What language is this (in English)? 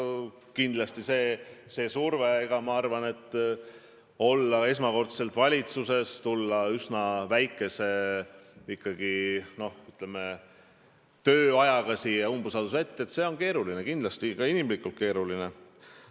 Estonian